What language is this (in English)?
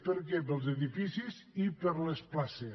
Catalan